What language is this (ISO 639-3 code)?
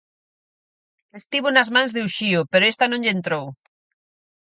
glg